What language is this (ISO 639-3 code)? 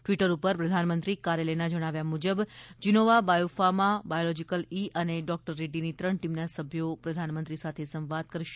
guj